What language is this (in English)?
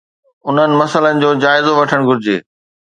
Sindhi